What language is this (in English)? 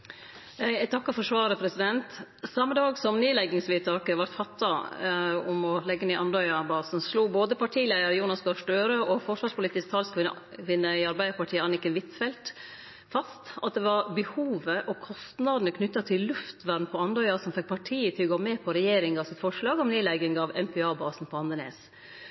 Norwegian